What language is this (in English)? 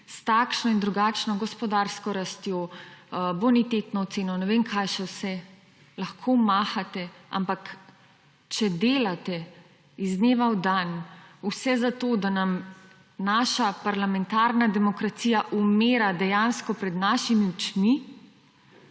Slovenian